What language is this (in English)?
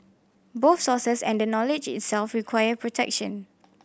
English